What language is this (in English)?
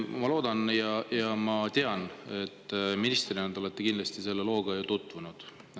Estonian